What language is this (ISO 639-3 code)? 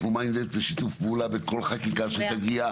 heb